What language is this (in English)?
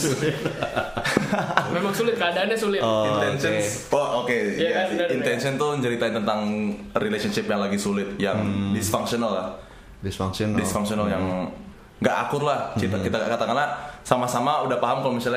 Indonesian